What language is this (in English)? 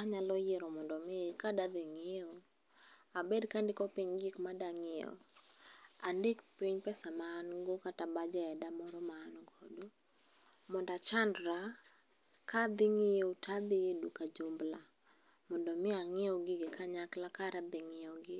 Luo (Kenya and Tanzania)